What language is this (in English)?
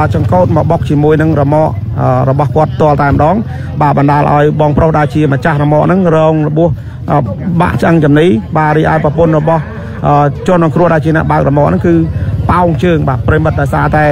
Thai